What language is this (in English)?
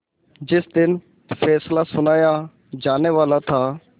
Hindi